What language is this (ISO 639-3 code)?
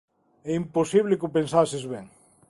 glg